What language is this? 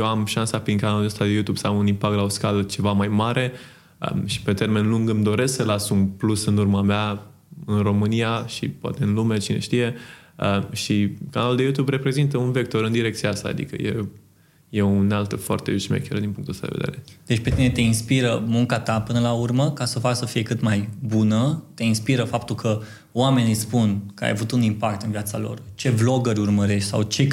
Romanian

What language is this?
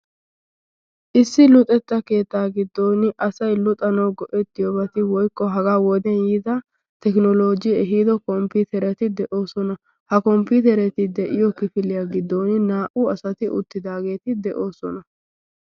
Wolaytta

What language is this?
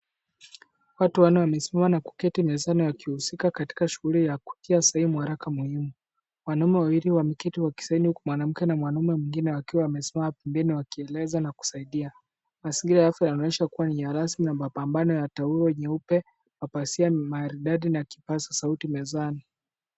Swahili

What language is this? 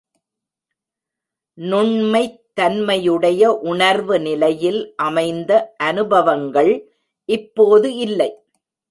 Tamil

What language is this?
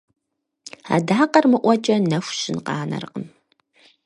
Kabardian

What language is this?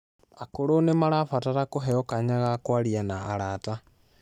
Kikuyu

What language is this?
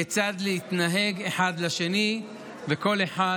Hebrew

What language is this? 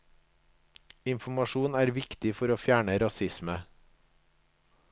Norwegian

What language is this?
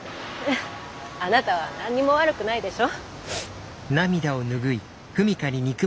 Japanese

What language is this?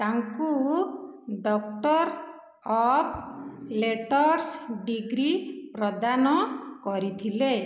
Odia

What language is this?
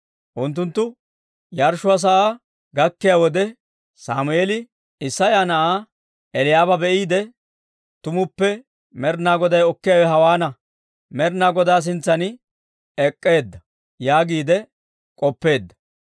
Dawro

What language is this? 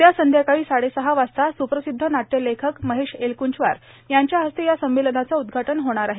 Marathi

